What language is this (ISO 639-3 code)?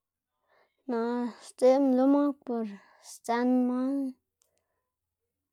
ztg